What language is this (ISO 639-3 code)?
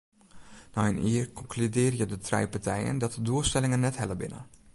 fry